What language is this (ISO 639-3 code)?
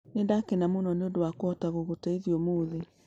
kik